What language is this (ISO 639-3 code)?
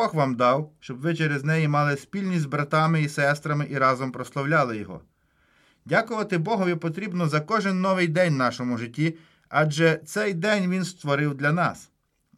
ukr